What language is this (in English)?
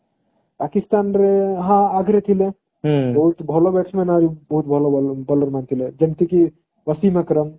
Odia